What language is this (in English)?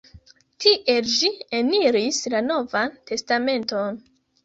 Esperanto